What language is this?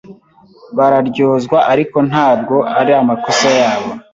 Kinyarwanda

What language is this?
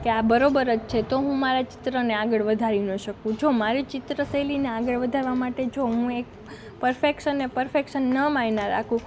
Gujarati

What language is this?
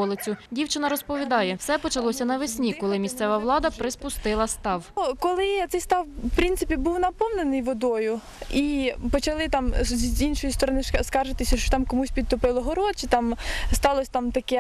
Ukrainian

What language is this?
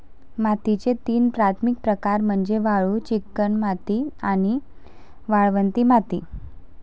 Marathi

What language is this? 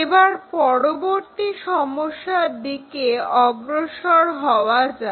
Bangla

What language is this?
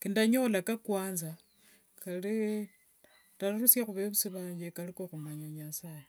Wanga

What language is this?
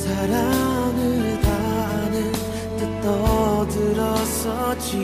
Korean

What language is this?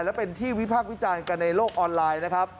Thai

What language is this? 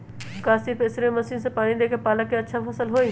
Magahi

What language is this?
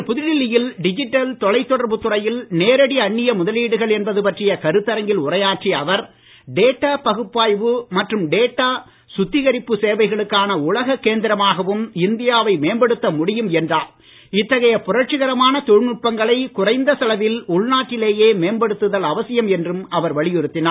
Tamil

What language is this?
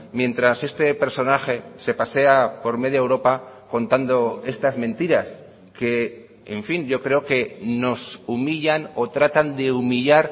Spanish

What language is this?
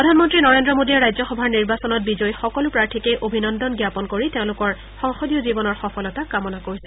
Assamese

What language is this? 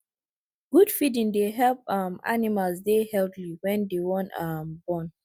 Nigerian Pidgin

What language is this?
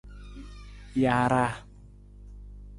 Nawdm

